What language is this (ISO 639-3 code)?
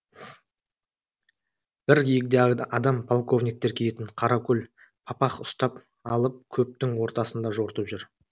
kaz